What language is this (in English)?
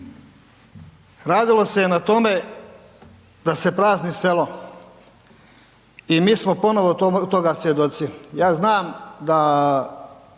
Croatian